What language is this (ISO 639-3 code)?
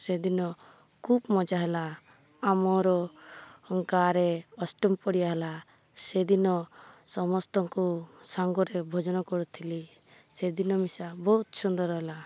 ori